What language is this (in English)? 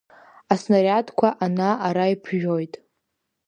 Abkhazian